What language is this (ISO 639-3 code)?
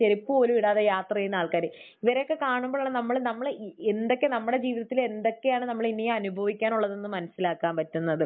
mal